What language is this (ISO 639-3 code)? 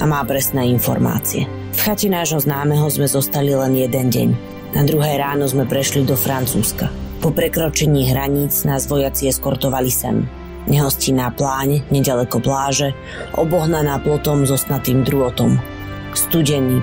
slk